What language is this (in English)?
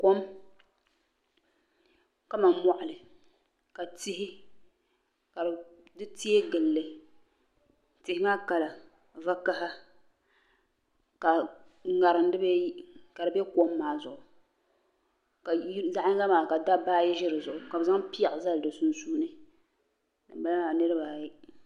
Dagbani